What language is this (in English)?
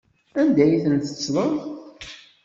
Kabyle